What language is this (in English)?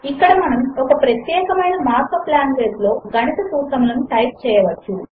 Telugu